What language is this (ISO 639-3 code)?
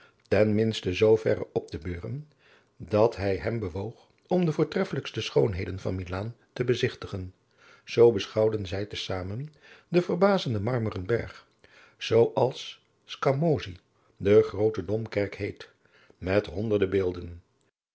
nld